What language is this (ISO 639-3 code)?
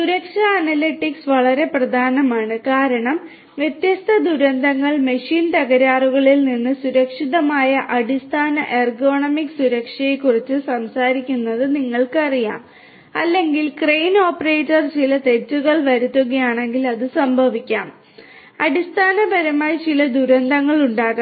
mal